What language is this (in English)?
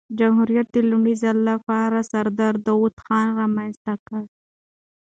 Pashto